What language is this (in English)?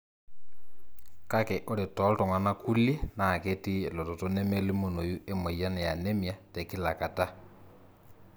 Masai